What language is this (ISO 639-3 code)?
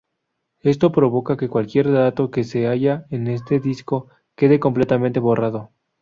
spa